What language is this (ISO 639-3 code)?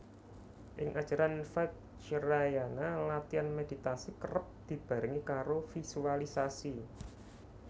jav